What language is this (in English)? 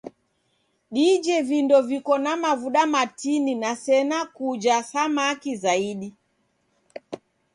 Taita